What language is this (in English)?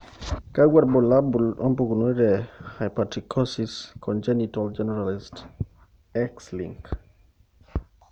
Masai